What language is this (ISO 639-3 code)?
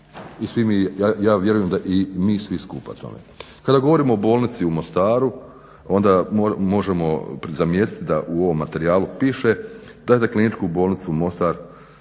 hrv